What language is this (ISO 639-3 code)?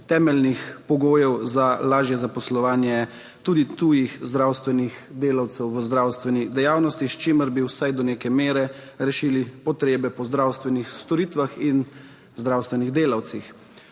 slv